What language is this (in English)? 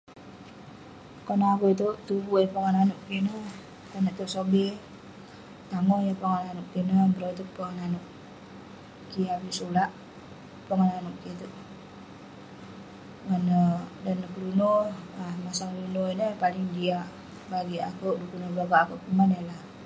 Western Penan